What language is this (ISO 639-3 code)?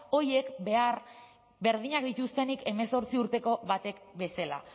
eus